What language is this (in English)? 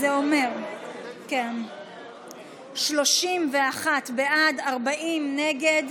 Hebrew